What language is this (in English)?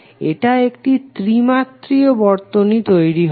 Bangla